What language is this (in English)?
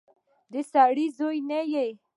Pashto